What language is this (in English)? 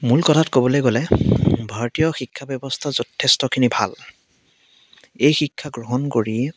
Assamese